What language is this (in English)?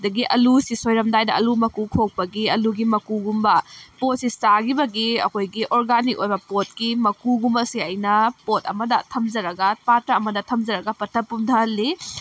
Manipuri